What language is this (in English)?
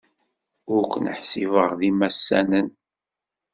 Kabyle